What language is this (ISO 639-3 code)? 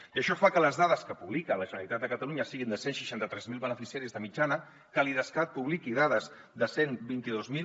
cat